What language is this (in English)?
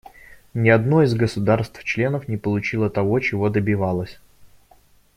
Russian